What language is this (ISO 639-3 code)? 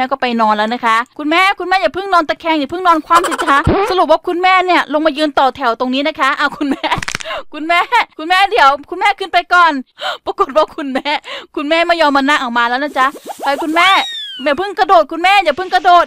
tha